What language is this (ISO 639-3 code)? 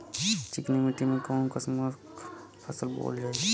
bho